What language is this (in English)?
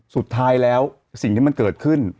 Thai